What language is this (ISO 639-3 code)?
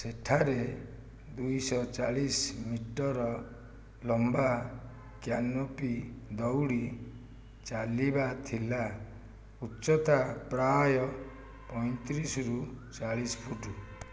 ori